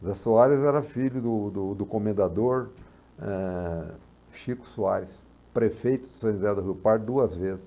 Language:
Portuguese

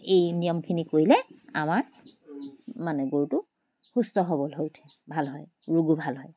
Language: Assamese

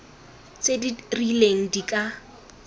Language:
Tswana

